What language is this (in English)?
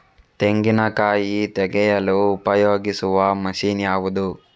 Kannada